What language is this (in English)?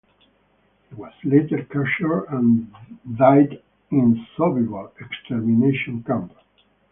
English